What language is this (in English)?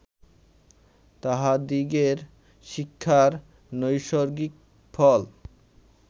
Bangla